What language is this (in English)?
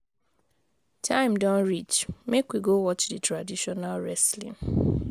Nigerian Pidgin